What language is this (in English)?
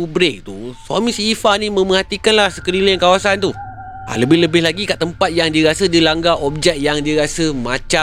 Malay